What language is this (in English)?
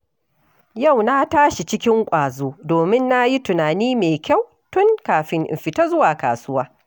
Hausa